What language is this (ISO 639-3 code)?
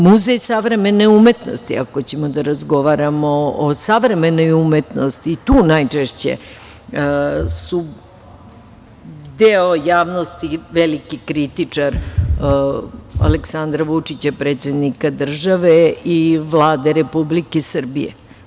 srp